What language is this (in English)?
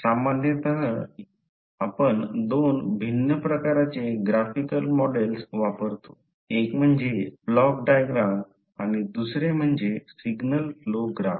Marathi